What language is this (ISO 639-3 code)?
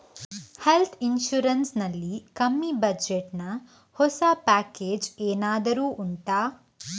kan